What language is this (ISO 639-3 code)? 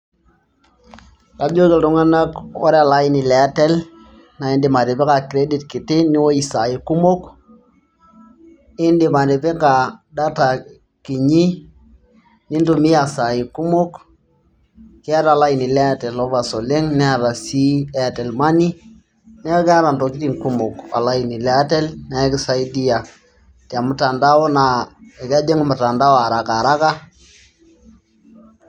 mas